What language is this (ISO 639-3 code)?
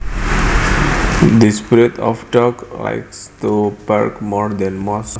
jav